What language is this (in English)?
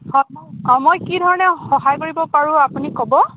Assamese